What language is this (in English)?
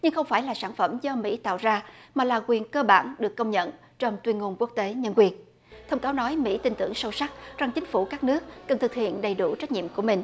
Vietnamese